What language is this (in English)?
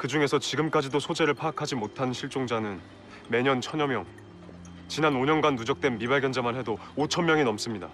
Korean